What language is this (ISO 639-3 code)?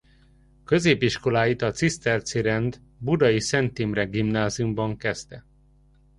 hun